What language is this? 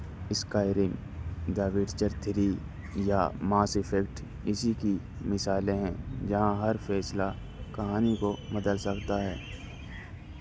Urdu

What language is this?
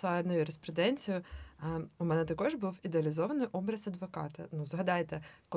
Ukrainian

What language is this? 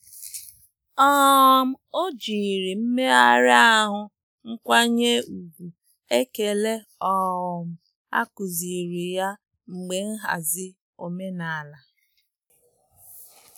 Igbo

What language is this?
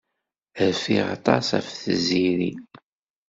Kabyle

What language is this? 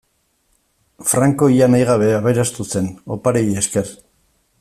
Basque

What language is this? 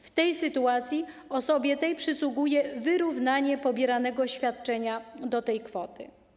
Polish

